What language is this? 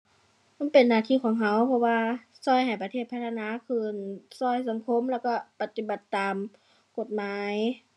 Thai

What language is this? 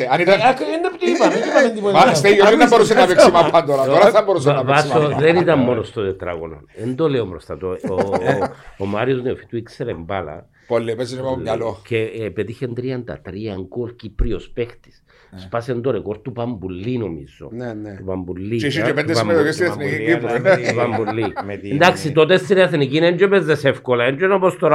Greek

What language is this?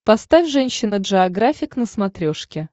Russian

